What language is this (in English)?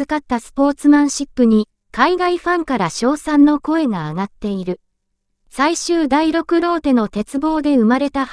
Japanese